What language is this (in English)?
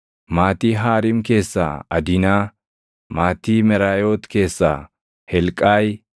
Oromo